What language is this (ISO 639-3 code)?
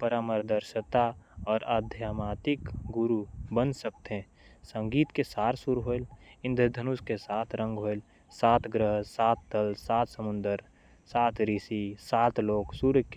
kfp